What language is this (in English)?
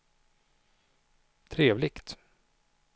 Swedish